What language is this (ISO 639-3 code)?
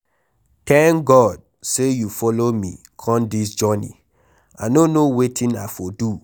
pcm